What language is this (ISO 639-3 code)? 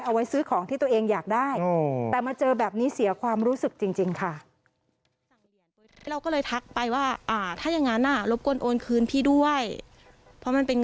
tha